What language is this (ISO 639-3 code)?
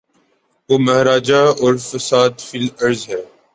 urd